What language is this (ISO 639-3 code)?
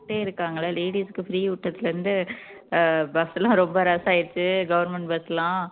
tam